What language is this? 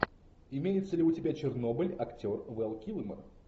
Russian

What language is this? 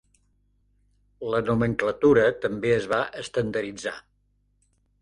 Catalan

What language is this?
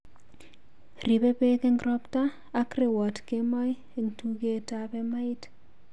Kalenjin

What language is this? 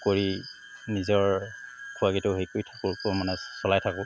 Assamese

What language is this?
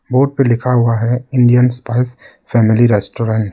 Hindi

